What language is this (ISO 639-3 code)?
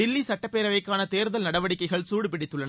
tam